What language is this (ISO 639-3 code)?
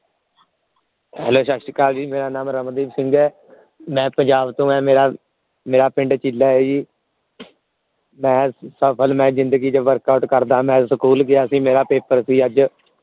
pan